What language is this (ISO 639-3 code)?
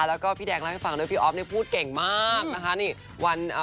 tha